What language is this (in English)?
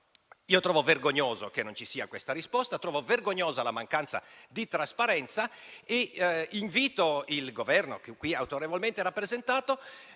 Italian